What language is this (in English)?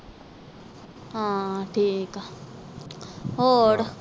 Punjabi